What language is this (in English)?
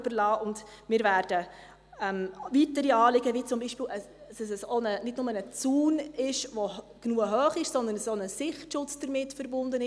Swiss German